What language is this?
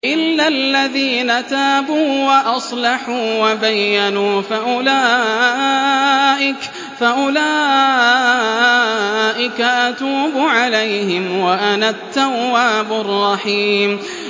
Arabic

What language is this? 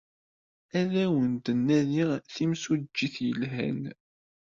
Kabyle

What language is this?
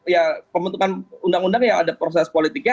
Indonesian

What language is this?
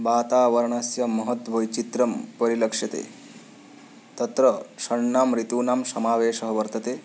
Sanskrit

